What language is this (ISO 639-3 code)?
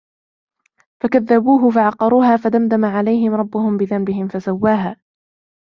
ara